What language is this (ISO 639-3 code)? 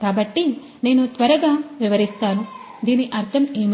tel